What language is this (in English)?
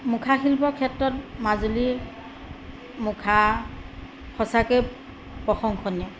Assamese